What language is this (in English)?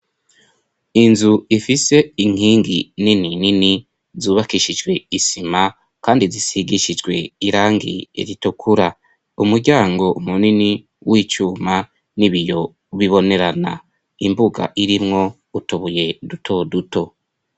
Rundi